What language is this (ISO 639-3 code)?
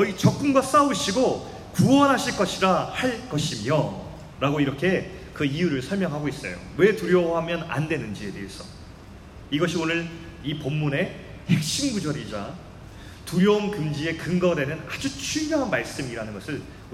kor